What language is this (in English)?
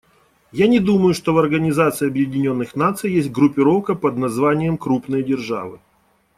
Russian